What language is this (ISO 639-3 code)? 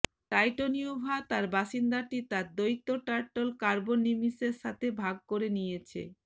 ben